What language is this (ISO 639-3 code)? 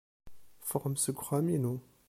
kab